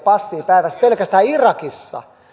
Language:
Finnish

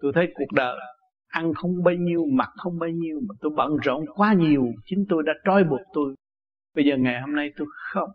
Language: Vietnamese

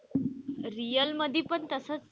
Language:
Marathi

